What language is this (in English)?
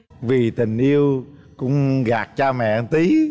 Vietnamese